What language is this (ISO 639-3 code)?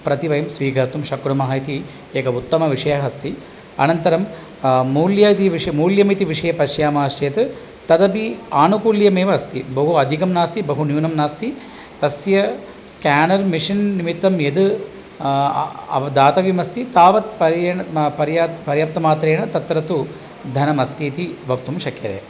san